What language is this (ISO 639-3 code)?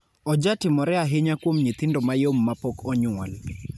luo